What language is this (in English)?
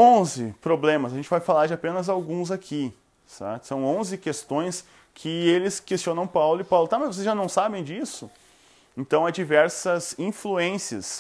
Portuguese